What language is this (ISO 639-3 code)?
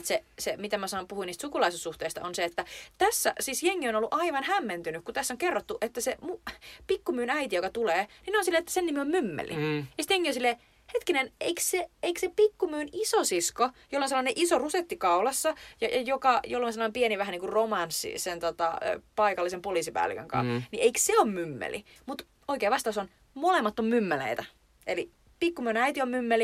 fin